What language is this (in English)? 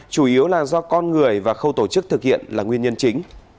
Vietnamese